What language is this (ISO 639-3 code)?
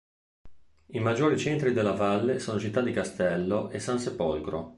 ita